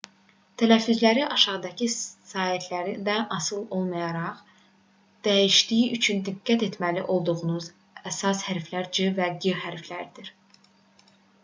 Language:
Azerbaijani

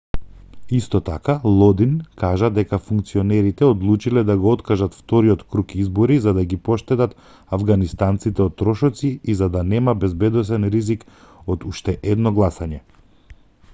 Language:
Macedonian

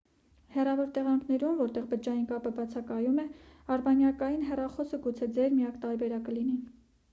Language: Armenian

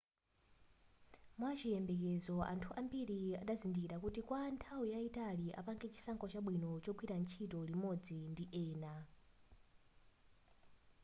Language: Nyanja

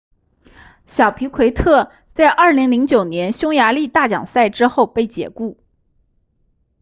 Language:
Chinese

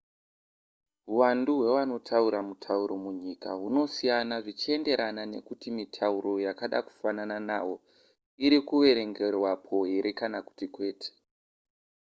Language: Shona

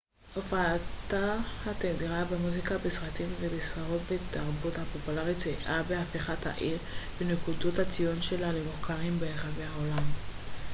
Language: Hebrew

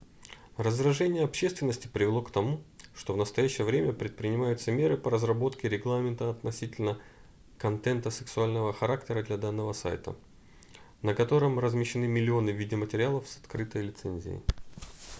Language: Russian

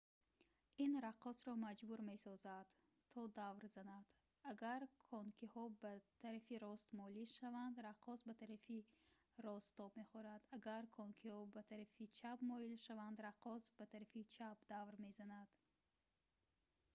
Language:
Tajik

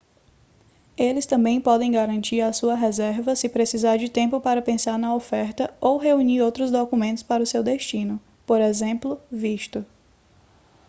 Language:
Portuguese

